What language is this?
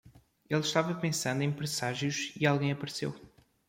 Portuguese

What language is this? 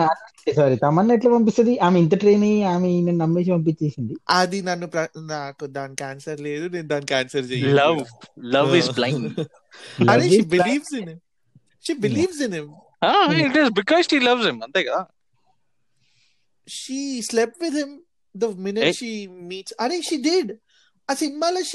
Telugu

